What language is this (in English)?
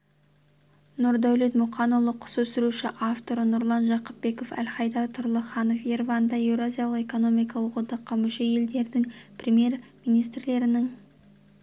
Kazakh